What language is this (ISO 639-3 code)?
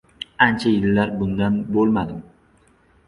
uzb